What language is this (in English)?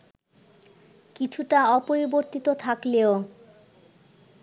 Bangla